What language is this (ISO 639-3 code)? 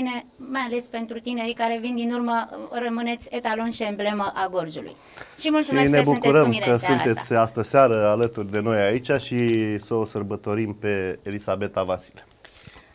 ron